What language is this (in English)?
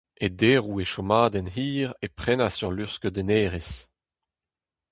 Breton